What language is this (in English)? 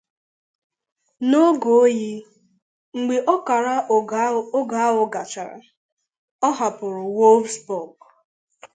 Igbo